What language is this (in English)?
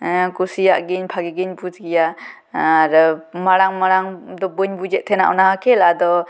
Santali